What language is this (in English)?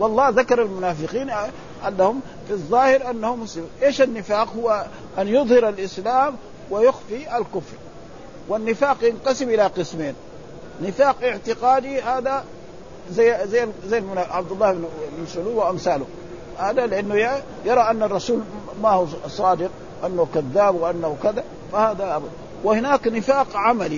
Arabic